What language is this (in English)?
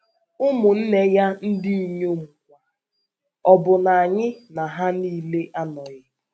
Igbo